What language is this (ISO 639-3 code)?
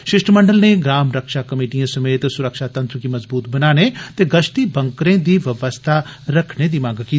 doi